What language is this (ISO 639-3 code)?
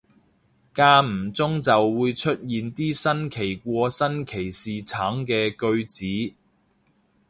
yue